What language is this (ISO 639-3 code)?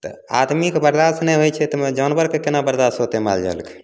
mai